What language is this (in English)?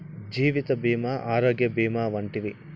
Telugu